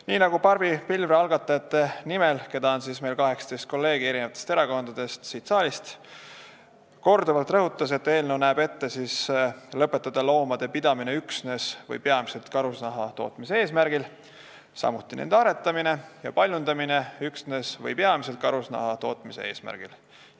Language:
Estonian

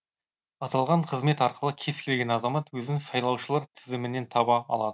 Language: Kazakh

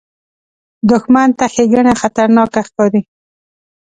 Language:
Pashto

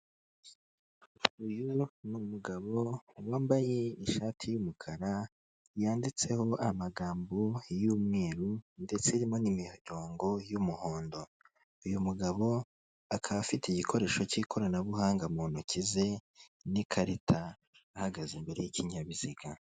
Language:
Kinyarwanda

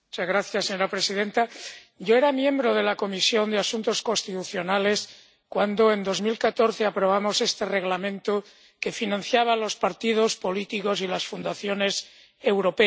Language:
Spanish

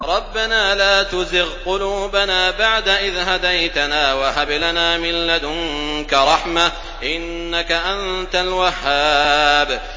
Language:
Arabic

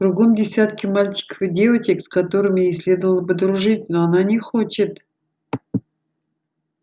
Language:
Russian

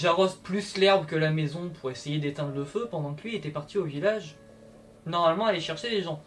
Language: French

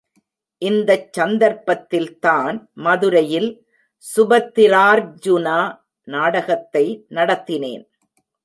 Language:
Tamil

